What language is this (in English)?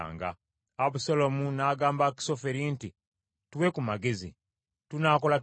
Ganda